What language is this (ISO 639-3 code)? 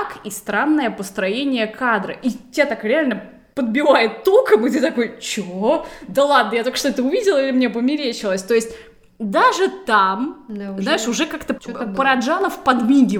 rus